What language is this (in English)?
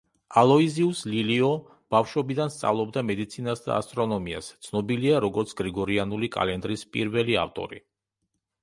Georgian